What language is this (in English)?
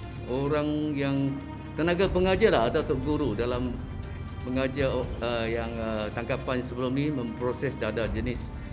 Malay